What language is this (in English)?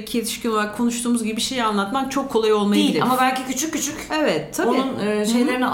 Turkish